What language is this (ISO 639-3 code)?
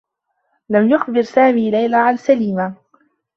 ara